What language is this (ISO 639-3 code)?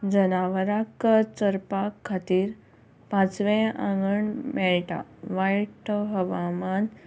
kok